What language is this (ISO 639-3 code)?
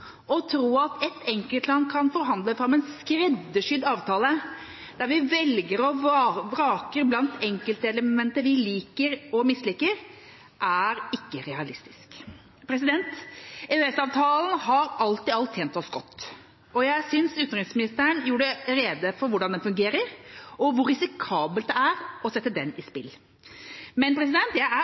nob